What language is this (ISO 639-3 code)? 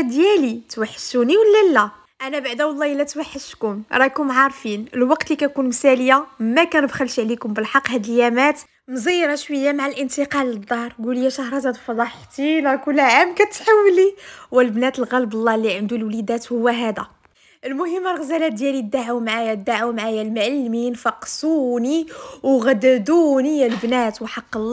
ara